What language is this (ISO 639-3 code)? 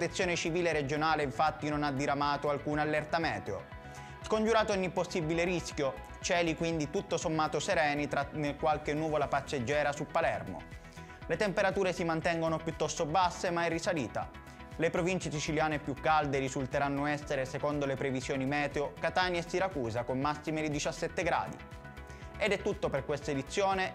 ita